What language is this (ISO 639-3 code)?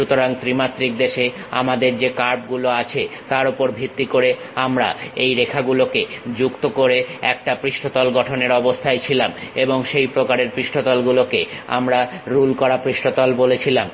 ben